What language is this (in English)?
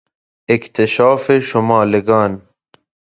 Persian